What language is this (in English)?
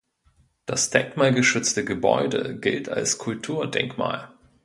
German